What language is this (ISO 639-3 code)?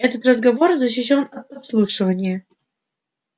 rus